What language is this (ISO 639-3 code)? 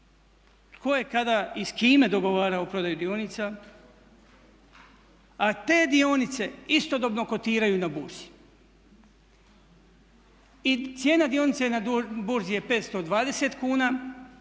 hrv